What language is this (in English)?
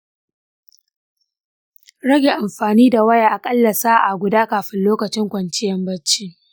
Hausa